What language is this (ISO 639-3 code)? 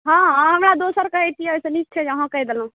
mai